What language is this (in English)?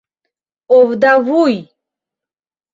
Mari